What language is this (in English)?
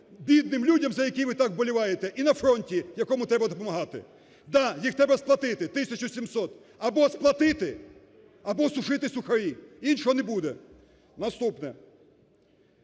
Ukrainian